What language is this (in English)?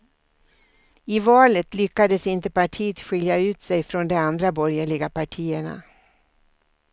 Swedish